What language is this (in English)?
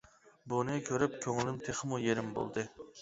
Uyghur